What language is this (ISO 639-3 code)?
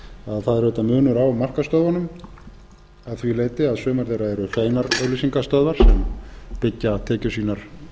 isl